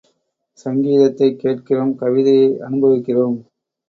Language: Tamil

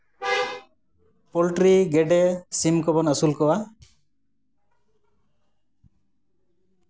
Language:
Santali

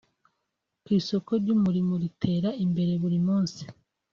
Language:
Kinyarwanda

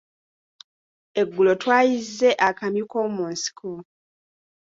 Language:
Ganda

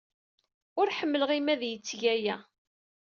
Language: Kabyle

